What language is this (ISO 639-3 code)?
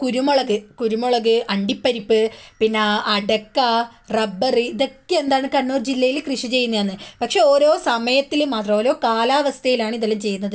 mal